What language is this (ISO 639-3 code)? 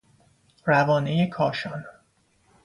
fas